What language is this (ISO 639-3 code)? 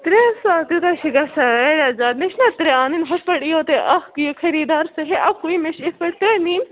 kas